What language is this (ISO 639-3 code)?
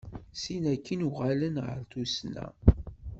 kab